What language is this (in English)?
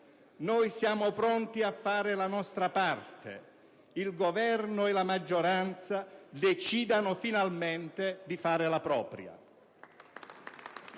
Italian